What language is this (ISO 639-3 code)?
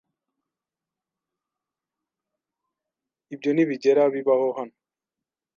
kin